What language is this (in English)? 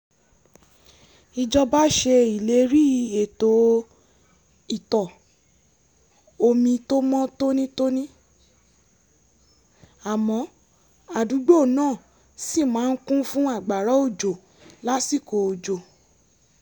Yoruba